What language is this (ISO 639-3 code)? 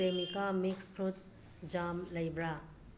mni